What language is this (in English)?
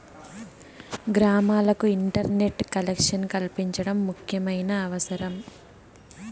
Telugu